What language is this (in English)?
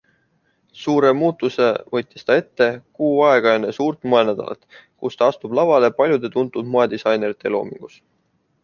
Estonian